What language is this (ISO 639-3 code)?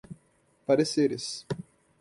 por